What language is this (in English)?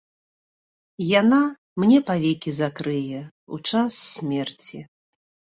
Belarusian